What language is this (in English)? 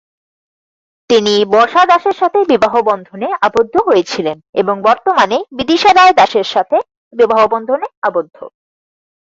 Bangla